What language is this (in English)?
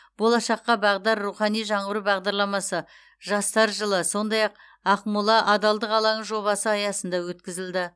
Kazakh